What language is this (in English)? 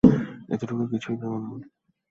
Bangla